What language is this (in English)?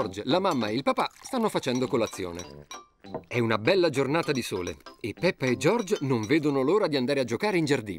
Italian